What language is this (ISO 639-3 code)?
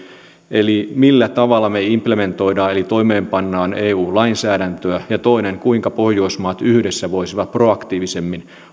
fin